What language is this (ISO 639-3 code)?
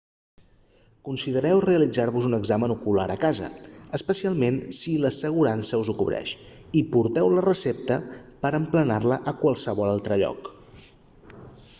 cat